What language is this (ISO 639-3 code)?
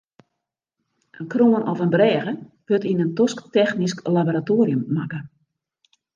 fry